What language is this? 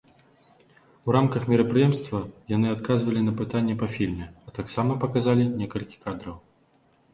Belarusian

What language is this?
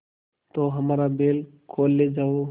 Hindi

